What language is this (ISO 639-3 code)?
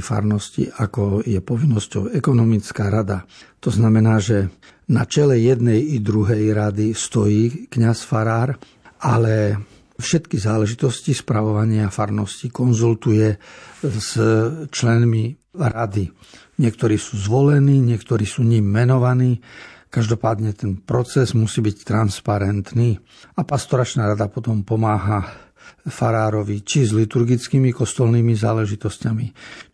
slk